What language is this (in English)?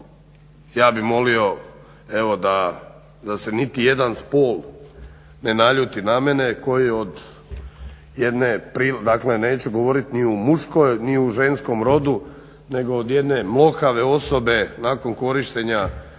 Croatian